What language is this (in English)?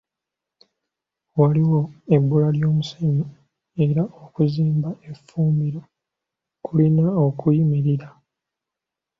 Ganda